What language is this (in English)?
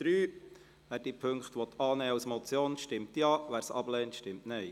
Swiss German